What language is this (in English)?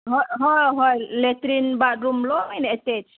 Manipuri